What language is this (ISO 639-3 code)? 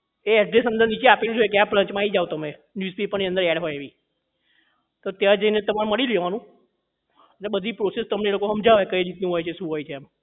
guj